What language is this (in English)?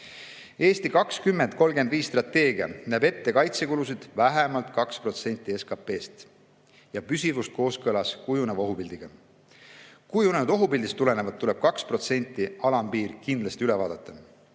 Estonian